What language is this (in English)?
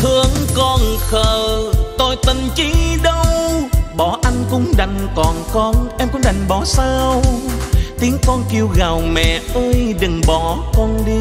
Vietnamese